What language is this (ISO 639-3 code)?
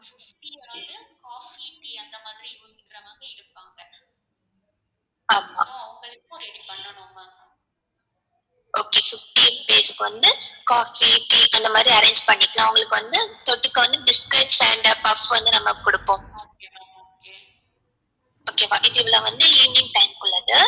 tam